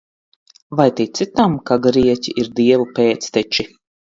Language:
Latvian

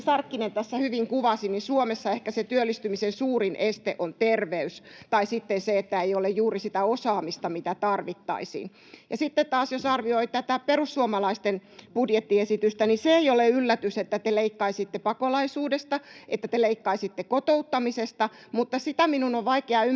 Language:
Finnish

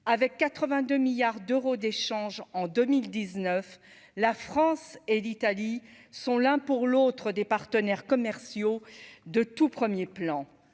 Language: French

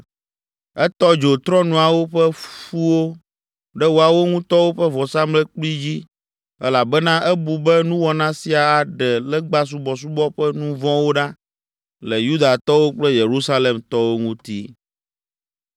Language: Ewe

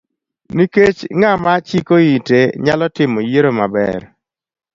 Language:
Luo (Kenya and Tanzania)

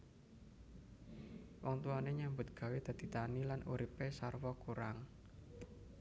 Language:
Javanese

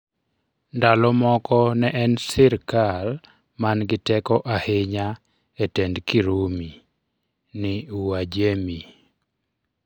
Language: Luo (Kenya and Tanzania)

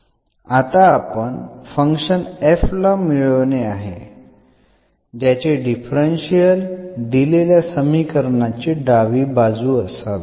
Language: Marathi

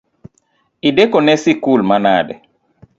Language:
Luo (Kenya and Tanzania)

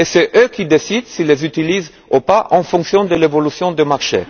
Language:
French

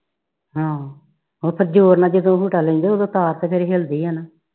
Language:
Punjabi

